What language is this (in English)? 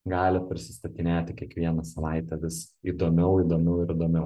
Lithuanian